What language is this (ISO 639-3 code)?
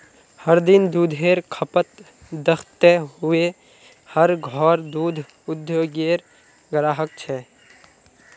mag